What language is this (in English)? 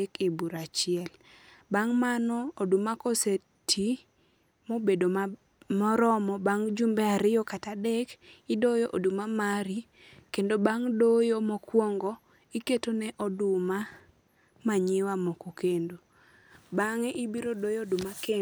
Luo (Kenya and Tanzania)